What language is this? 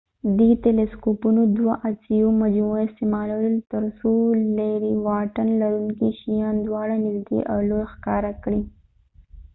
Pashto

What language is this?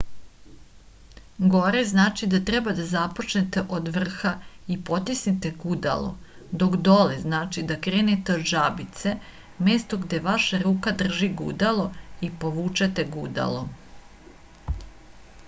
Serbian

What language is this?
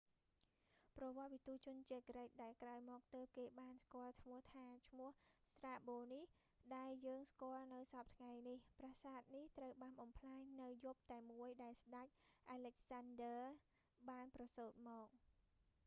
Khmer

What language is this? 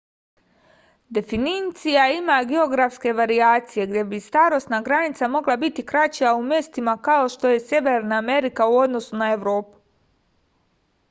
Serbian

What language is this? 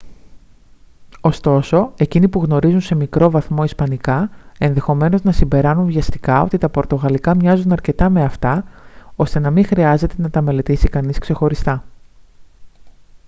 Greek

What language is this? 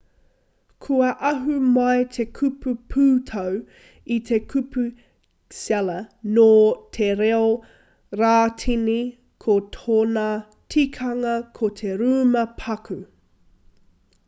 Māori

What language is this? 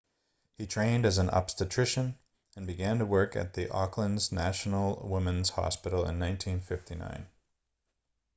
English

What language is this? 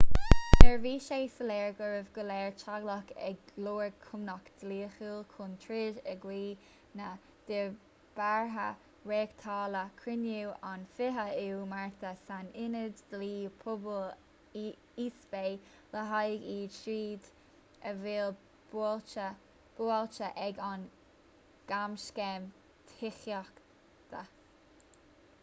Irish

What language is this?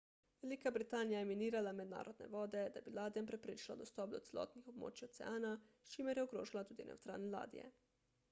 Slovenian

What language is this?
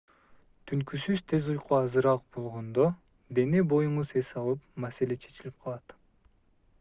Kyrgyz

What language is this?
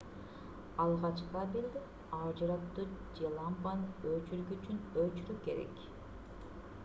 Kyrgyz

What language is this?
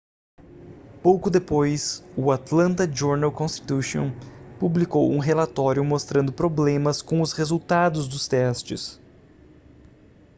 Portuguese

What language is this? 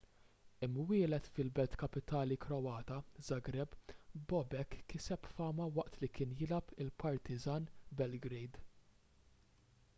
Maltese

